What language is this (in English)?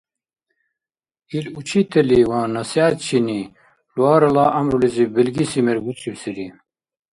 Dargwa